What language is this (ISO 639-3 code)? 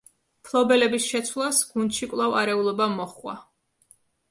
kat